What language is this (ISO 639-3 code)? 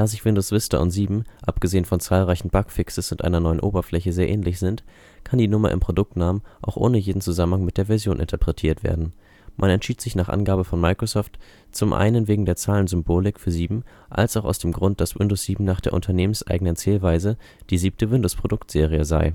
deu